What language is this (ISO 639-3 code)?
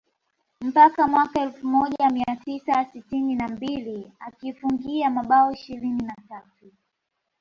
swa